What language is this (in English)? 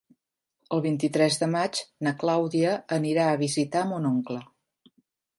Catalan